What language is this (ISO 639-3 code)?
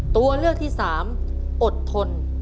tha